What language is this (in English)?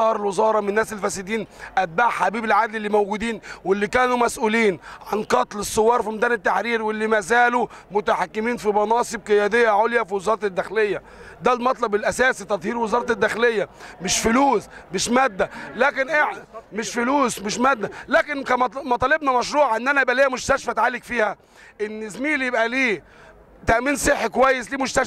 Arabic